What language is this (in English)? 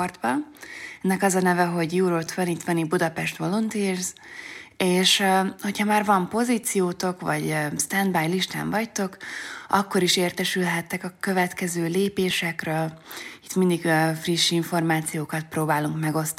Hungarian